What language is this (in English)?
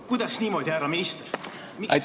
Estonian